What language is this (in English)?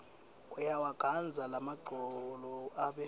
Swati